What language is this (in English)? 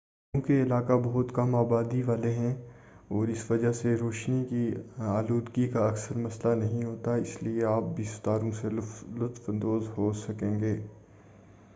Urdu